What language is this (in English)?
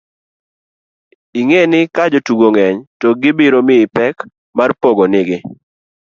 Luo (Kenya and Tanzania)